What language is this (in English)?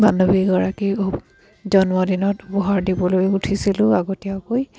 Assamese